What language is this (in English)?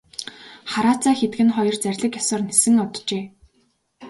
Mongolian